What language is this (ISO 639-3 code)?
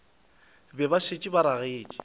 nso